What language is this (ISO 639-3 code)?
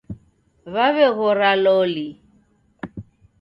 dav